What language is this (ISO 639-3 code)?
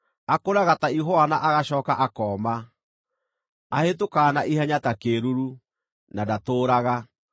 kik